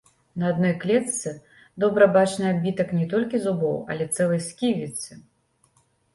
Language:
Belarusian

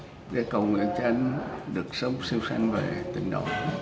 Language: Vietnamese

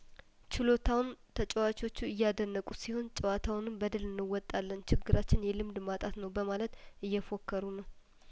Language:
Amharic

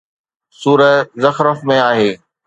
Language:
Sindhi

